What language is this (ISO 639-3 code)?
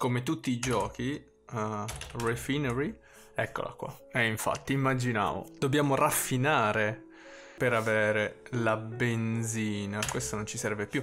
ita